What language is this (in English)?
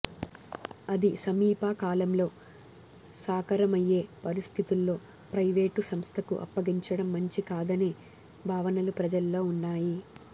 Telugu